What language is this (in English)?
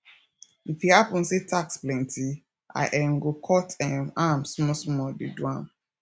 Nigerian Pidgin